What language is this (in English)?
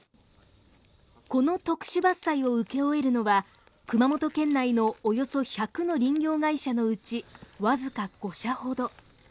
Japanese